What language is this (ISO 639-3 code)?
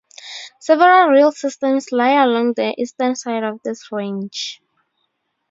eng